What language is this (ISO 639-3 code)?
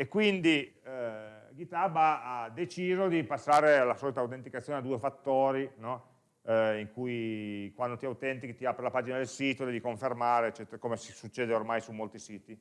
ita